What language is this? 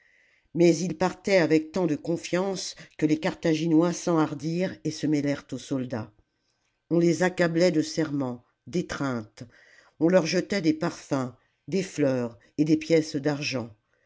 French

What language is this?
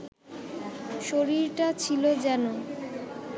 Bangla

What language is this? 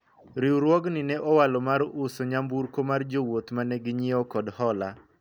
Luo (Kenya and Tanzania)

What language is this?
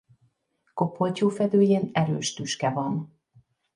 Hungarian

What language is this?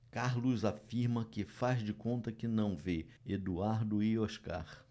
Portuguese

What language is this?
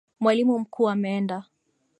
Swahili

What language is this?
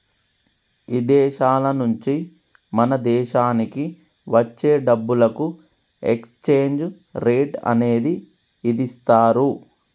Telugu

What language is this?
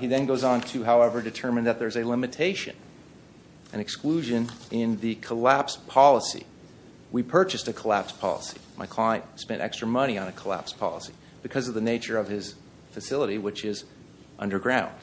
English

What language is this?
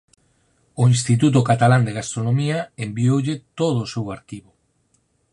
Galician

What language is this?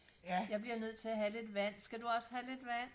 Danish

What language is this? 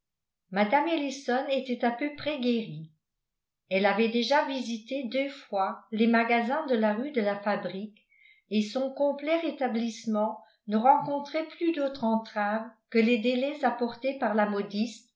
French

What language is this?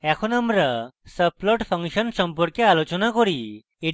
Bangla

